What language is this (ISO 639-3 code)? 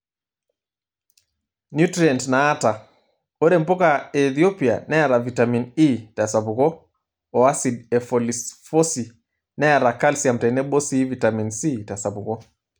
mas